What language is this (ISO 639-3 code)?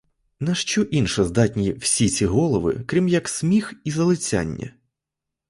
ukr